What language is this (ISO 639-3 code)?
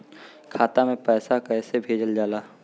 bho